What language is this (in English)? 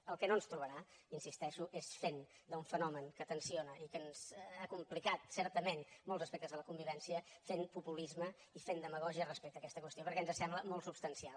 Catalan